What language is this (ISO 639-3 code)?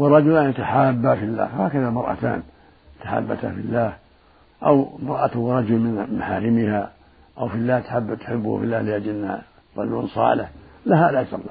ara